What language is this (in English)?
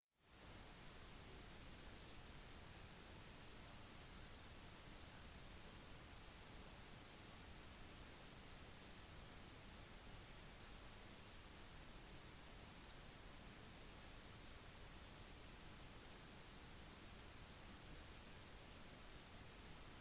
Norwegian Bokmål